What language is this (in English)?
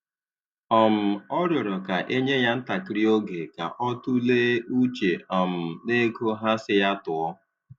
Igbo